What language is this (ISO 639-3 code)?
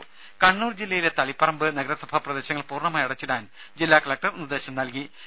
mal